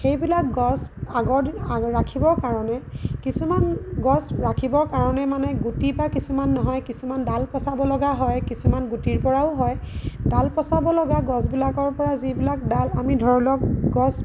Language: Assamese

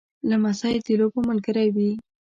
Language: Pashto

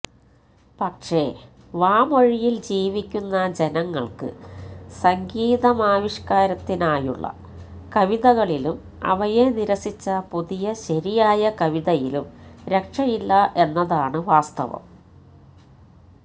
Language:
Malayalam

